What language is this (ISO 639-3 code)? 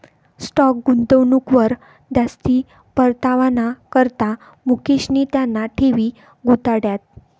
mar